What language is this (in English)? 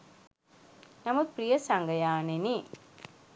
Sinhala